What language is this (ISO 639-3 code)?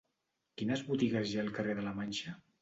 cat